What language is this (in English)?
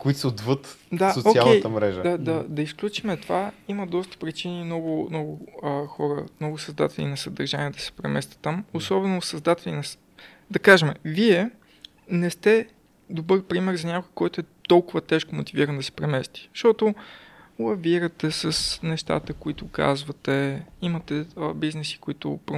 Bulgarian